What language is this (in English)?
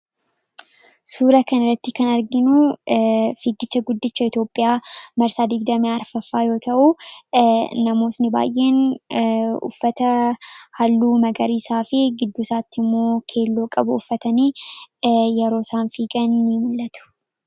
Oromo